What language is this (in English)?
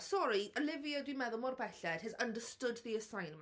Welsh